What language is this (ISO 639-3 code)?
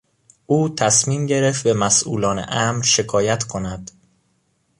fas